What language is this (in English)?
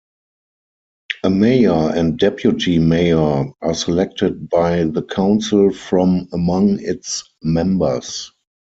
English